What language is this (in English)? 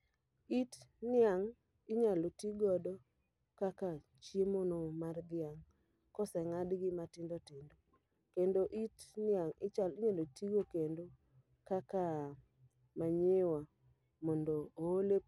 Luo (Kenya and Tanzania)